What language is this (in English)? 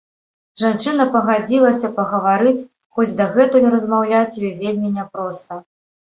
Belarusian